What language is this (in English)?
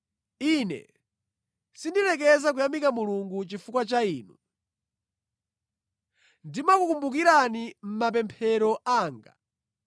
Nyanja